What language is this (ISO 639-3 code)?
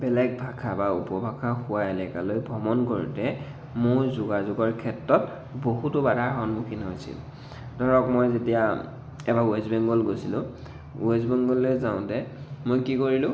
asm